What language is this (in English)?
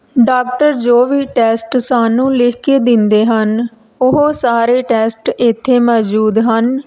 Punjabi